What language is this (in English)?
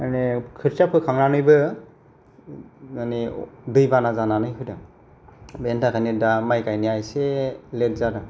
Bodo